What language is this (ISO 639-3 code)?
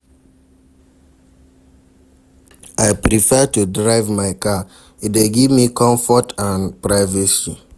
pcm